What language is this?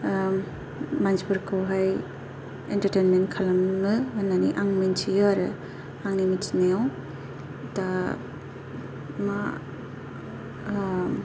Bodo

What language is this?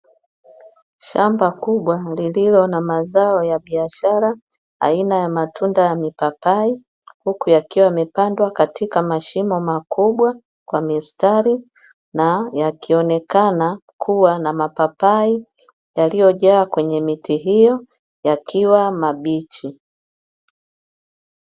Swahili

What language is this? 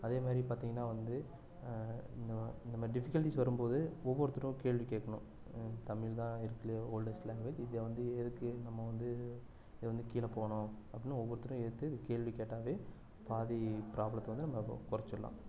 Tamil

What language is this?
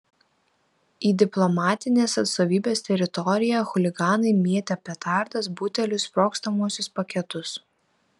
Lithuanian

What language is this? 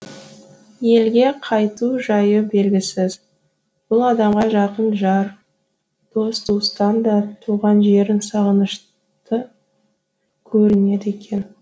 Kazakh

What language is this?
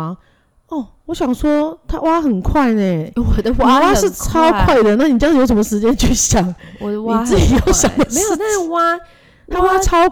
Chinese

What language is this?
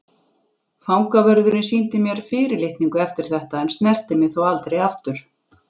Icelandic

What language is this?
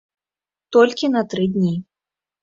Belarusian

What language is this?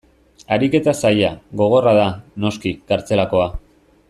Basque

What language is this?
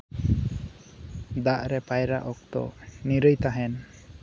Santali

